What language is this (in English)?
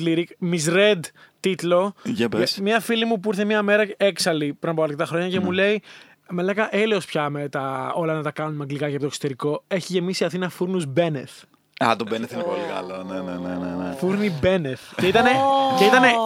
Greek